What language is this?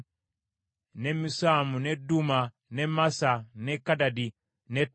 Ganda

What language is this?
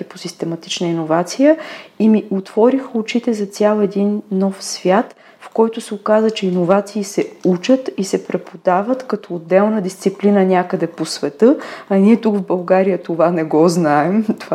Bulgarian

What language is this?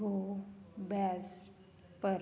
Punjabi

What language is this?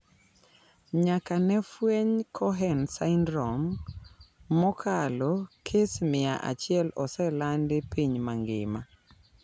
Luo (Kenya and Tanzania)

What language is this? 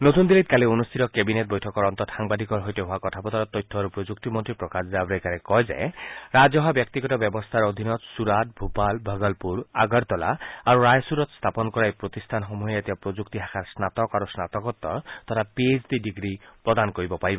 Assamese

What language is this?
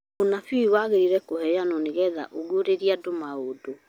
Kikuyu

